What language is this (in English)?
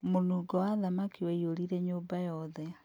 Kikuyu